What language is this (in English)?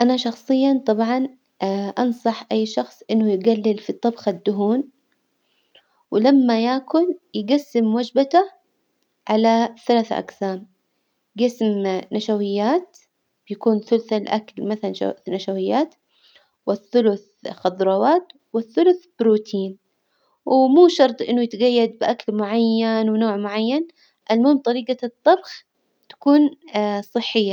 Hijazi Arabic